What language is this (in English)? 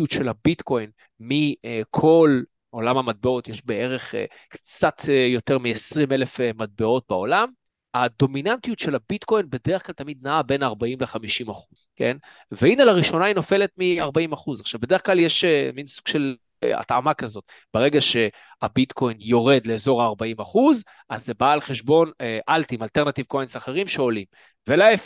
Hebrew